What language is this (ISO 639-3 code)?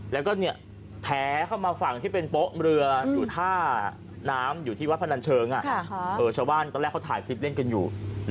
tha